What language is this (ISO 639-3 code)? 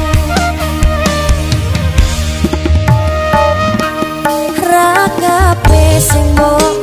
ind